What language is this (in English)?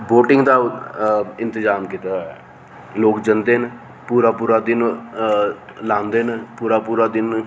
Dogri